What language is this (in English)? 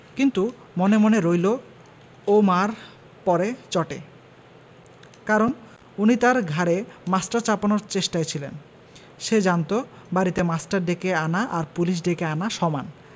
Bangla